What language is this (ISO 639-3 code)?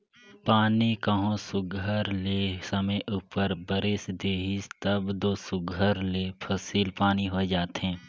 hne